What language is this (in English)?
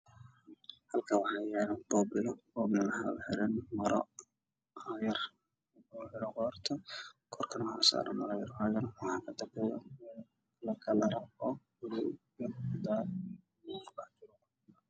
Somali